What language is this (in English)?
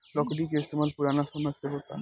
Bhojpuri